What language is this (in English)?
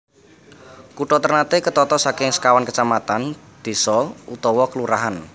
Javanese